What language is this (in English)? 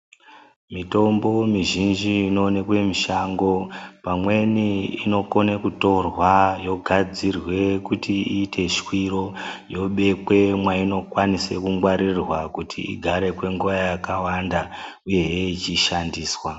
Ndau